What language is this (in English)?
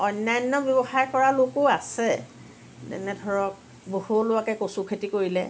Assamese